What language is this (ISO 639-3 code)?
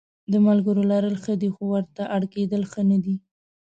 pus